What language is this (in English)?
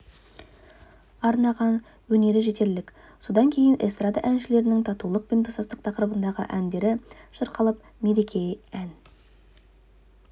Kazakh